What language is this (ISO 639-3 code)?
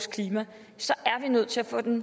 dan